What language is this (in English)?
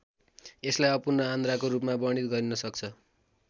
Nepali